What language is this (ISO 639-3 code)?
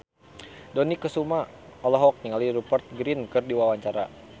sun